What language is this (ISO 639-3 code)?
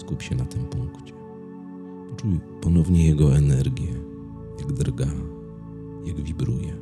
pol